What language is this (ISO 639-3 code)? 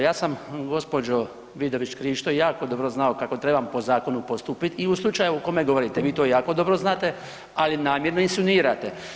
hrv